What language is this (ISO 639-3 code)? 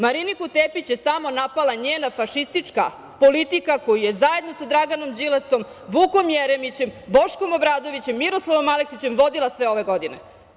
srp